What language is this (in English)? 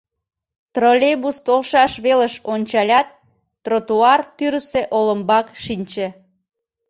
Mari